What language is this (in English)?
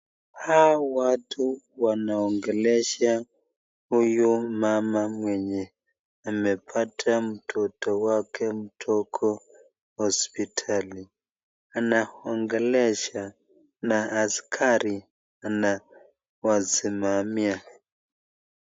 Swahili